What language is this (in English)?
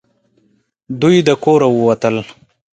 Pashto